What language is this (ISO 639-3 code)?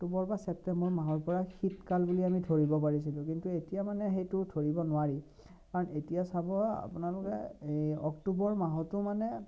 asm